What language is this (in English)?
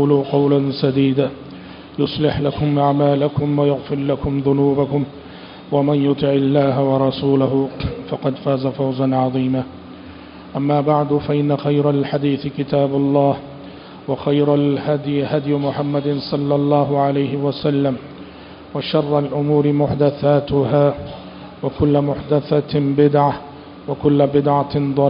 Arabic